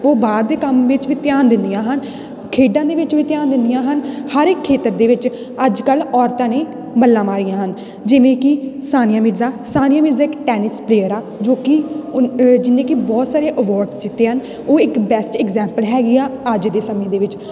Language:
Punjabi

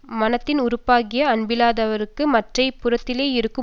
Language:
Tamil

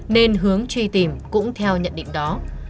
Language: Vietnamese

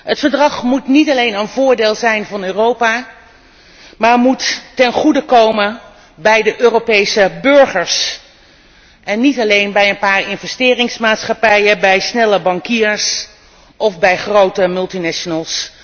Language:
Dutch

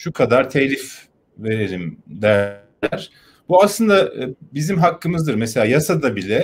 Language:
Turkish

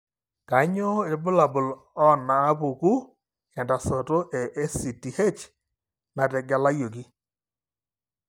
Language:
Masai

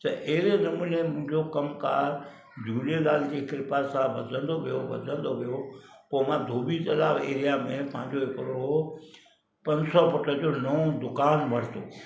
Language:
Sindhi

